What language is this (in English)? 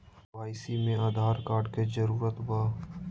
Magahi